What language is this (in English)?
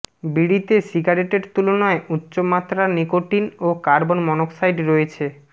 Bangla